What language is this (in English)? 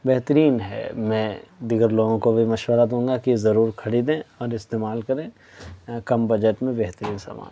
Urdu